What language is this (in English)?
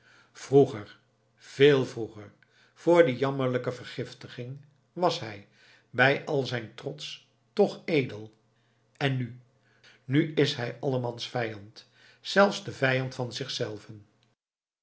Dutch